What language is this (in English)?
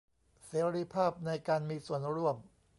Thai